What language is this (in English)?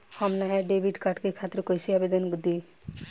Bhojpuri